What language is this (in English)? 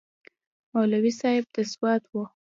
Pashto